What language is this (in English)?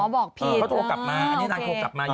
Thai